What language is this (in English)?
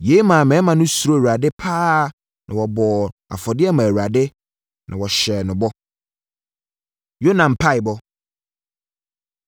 Akan